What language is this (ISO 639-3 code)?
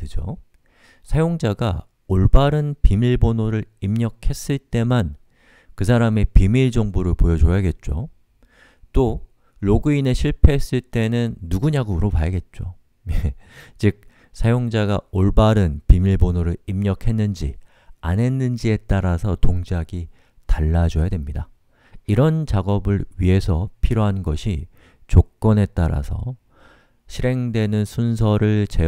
kor